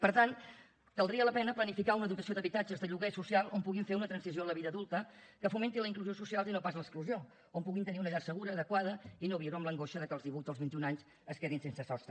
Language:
Catalan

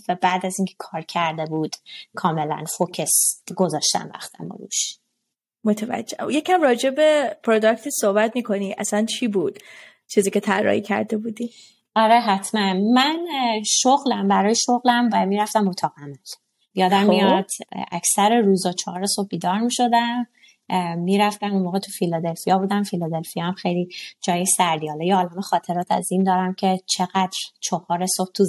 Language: Persian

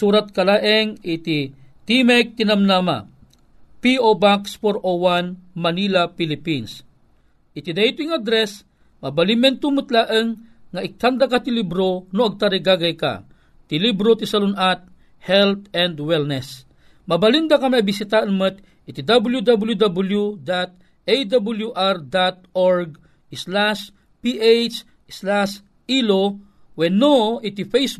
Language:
Filipino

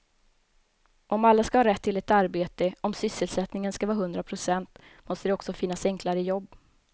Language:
Swedish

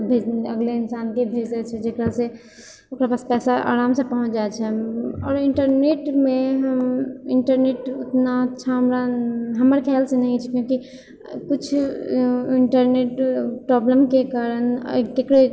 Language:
Maithili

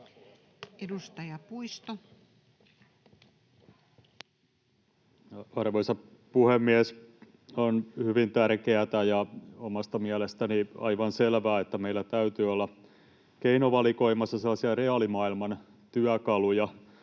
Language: Finnish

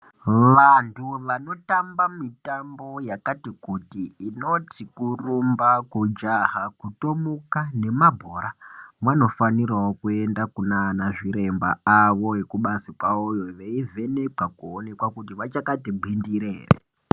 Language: Ndau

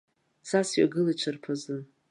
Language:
Abkhazian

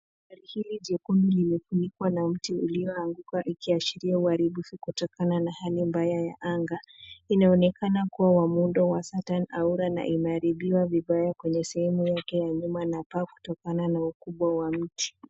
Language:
Swahili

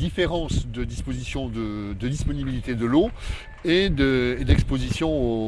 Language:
French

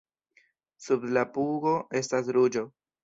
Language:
Esperanto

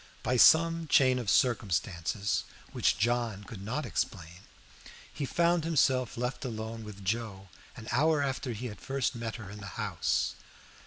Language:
English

